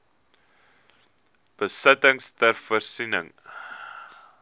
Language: Afrikaans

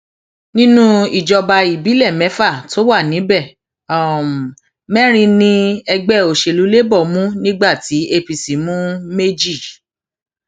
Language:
Yoruba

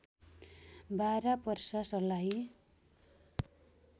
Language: Nepali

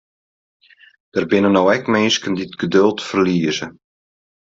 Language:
Western Frisian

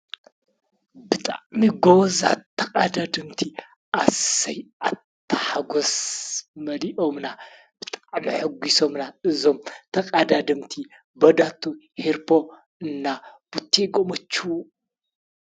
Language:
Tigrinya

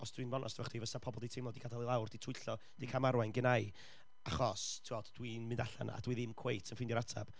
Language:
Welsh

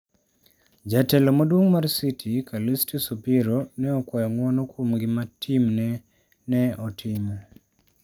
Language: Luo (Kenya and Tanzania)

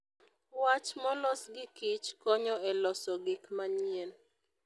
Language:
Luo (Kenya and Tanzania)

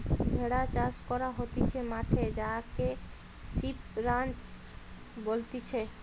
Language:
Bangla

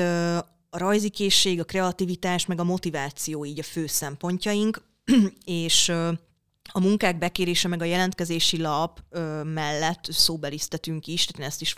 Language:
Hungarian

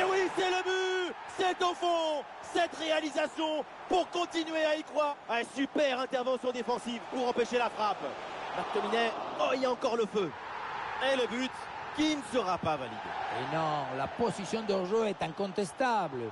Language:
French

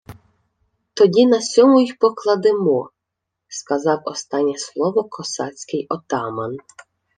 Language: Ukrainian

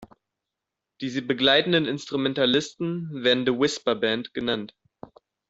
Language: German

